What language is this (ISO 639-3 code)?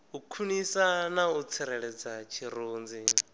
ven